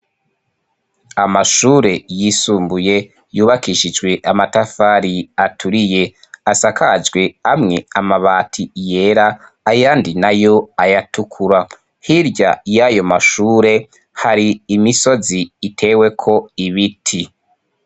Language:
Rundi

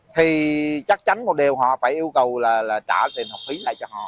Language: Vietnamese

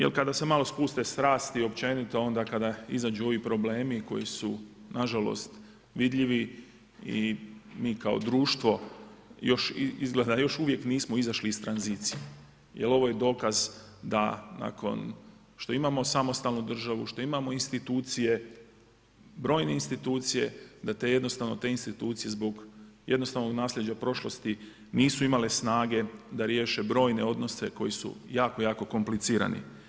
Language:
Croatian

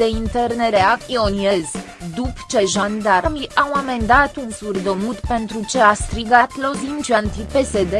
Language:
Romanian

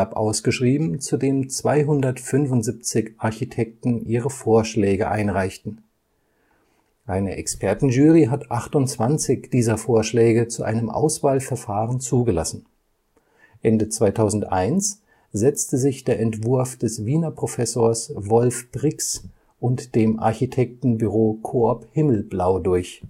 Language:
German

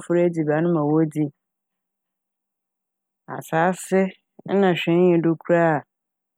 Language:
Akan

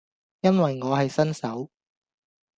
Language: Cantonese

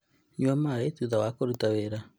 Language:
Kikuyu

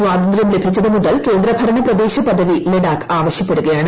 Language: Malayalam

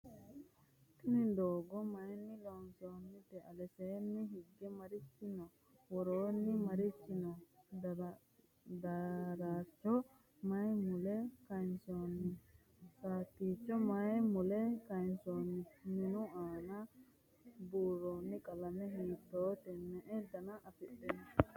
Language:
Sidamo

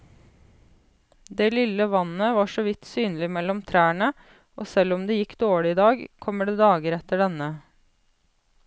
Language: Norwegian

